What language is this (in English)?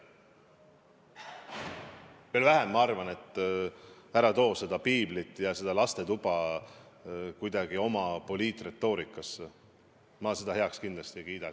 Estonian